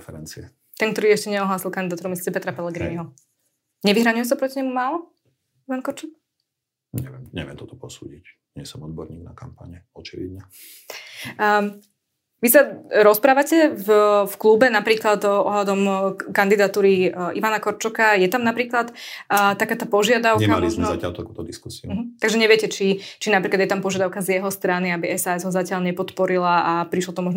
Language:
Slovak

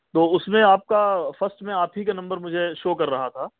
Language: Urdu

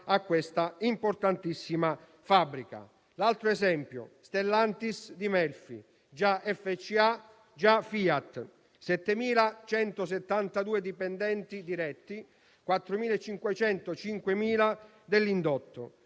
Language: Italian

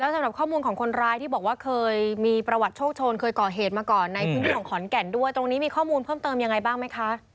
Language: Thai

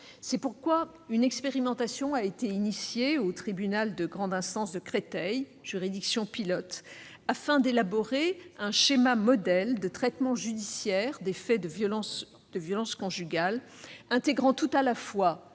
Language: French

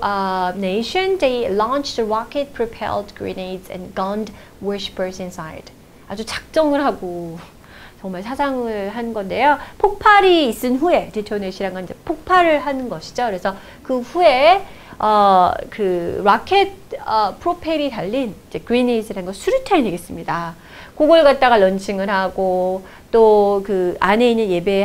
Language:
Korean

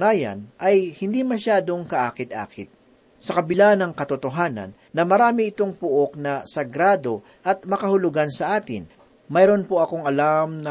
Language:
Filipino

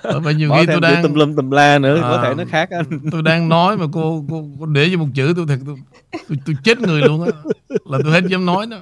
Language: Vietnamese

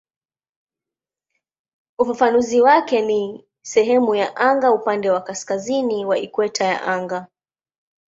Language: Swahili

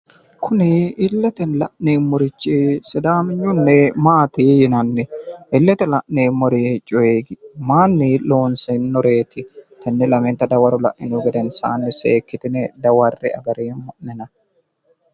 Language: Sidamo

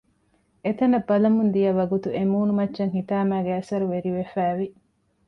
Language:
Divehi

